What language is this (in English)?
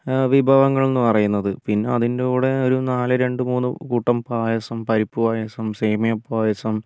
Malayalam